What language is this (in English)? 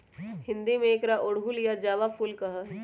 Magahi